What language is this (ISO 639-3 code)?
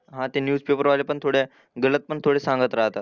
mar